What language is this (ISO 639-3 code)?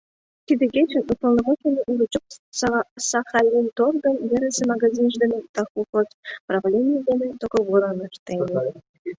chm